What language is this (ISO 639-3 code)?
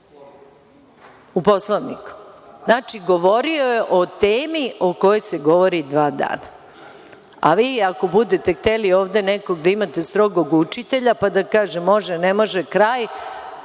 srp